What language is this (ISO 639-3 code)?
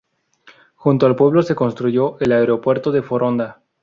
spa